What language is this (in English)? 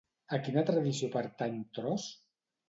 Catalan